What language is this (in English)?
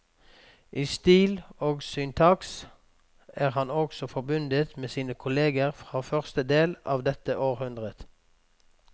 Norwegian